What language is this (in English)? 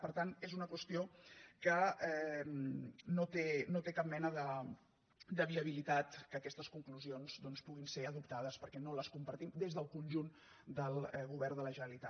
Catalan